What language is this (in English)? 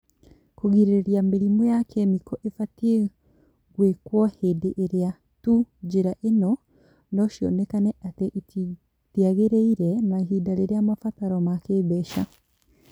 Kikuyu